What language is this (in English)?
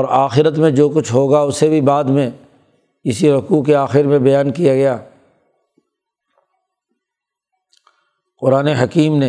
Urdu